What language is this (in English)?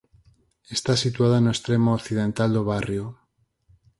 Galician